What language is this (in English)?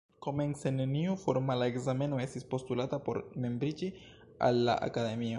Esperanto